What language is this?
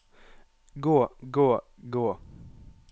Norwegian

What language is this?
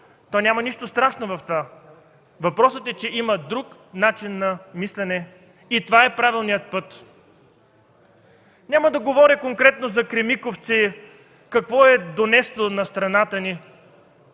Bulgarian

